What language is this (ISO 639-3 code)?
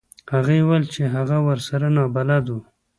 pus